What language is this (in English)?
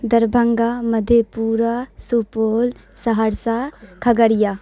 Urdu